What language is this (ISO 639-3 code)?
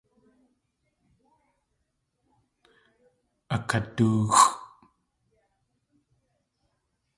tli